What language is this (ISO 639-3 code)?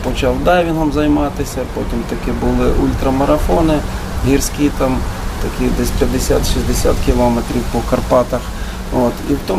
ukr